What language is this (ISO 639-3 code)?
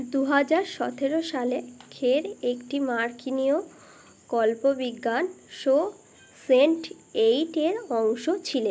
ben